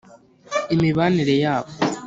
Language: Kinyarwanda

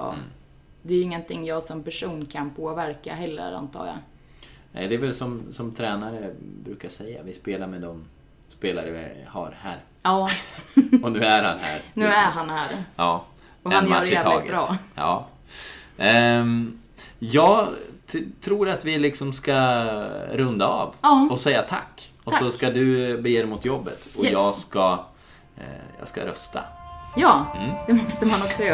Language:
Swedish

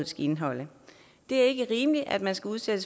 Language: Danish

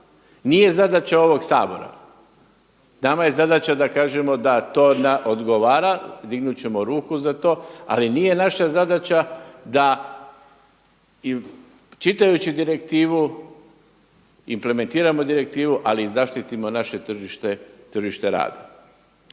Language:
Croatian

